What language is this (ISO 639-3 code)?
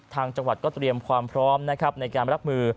tha